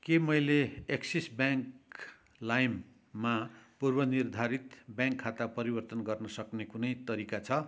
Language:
Nepali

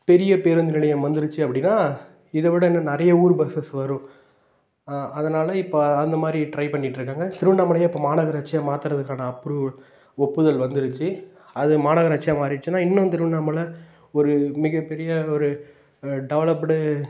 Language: Tamil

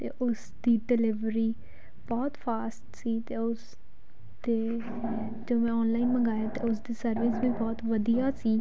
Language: Punjabi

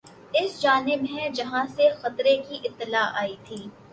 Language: Urdu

